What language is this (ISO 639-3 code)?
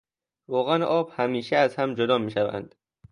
fas